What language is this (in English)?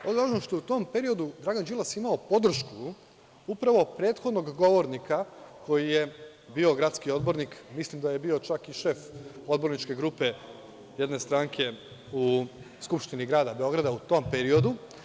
Serbian